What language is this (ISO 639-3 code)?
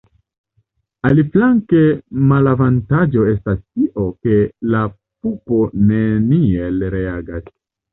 epo